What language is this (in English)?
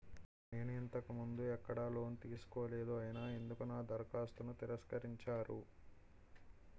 Telugu